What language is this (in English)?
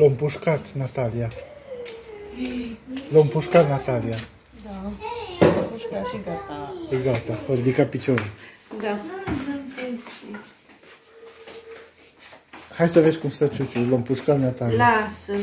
Romanian